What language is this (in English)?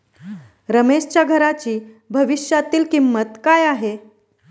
Marathi